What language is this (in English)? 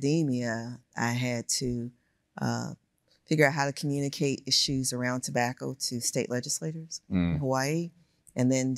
English